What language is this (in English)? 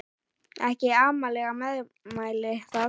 Icelandic